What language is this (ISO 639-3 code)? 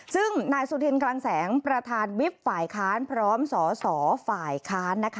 tha